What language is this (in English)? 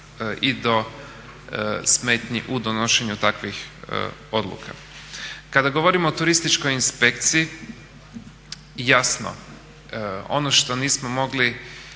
Croatian